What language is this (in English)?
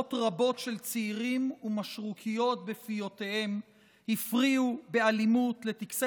Hebrew